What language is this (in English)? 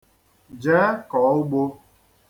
Igbo